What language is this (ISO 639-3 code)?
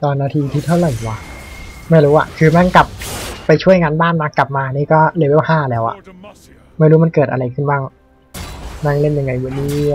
tha